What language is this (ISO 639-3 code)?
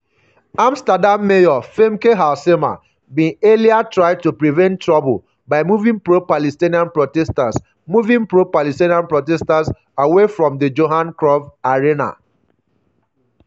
pcm